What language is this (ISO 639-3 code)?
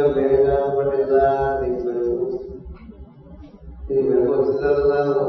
tel